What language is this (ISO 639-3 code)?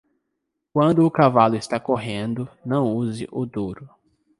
por